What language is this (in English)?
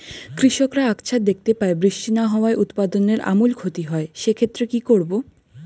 Bangla